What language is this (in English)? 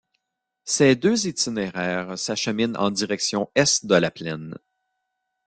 French